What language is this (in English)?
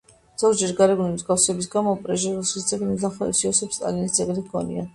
Georgian